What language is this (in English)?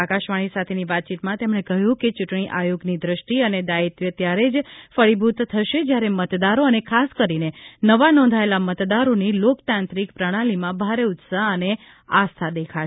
Gujarati